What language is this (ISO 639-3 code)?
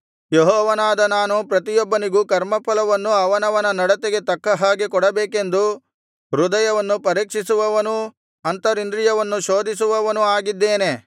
kan